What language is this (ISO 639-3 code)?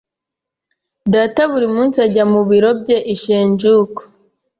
kin